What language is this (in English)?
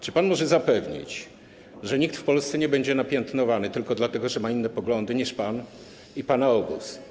Polish